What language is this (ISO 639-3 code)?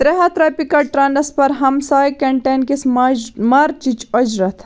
kas